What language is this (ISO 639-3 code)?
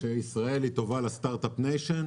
heb